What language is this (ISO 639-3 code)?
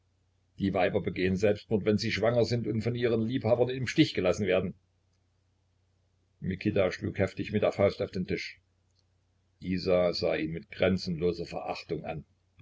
deu